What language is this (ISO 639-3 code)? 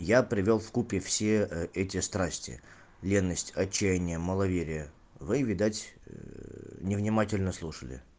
rus